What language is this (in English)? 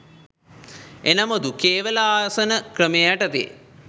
Sinhala